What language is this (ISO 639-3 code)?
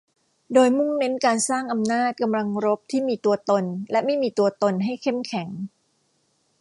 tha